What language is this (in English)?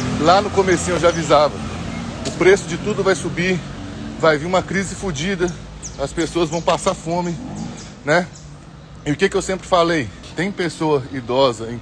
Portuguese